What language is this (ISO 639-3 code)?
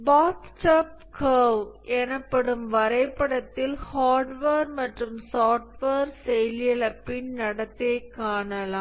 tam